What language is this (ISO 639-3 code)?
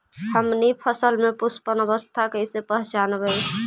mag